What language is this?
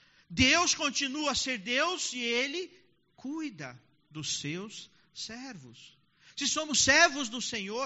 Portuguese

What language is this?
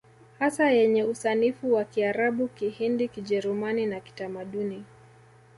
Swahili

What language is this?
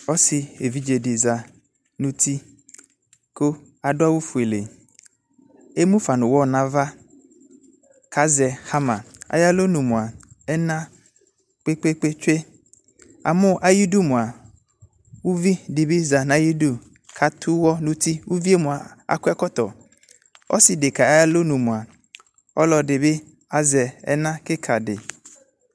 Ikposo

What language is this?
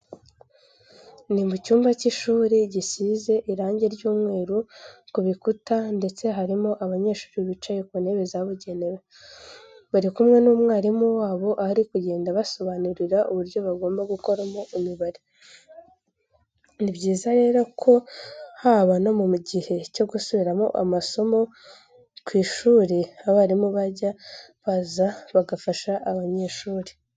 Kinyarwanda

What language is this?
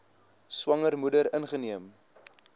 Afrikaans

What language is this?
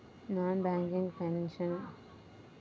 Telugu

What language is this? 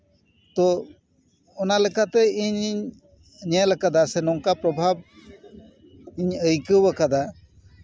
Santali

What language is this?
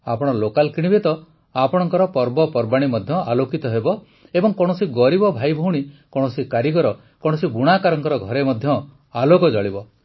Odia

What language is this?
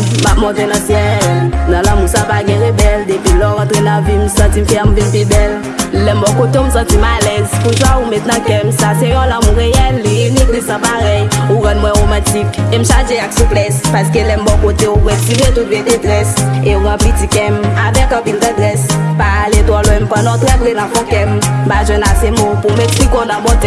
Haitian Creole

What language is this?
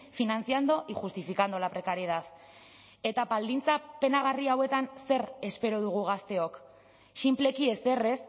Basque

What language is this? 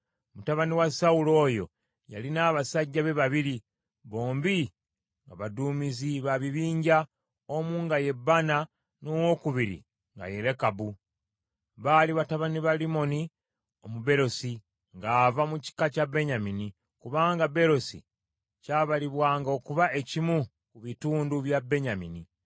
Ganda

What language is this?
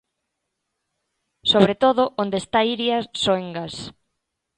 Galician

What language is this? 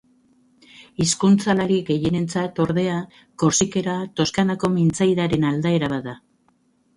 Basque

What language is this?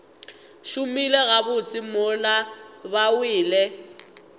Northern Sotho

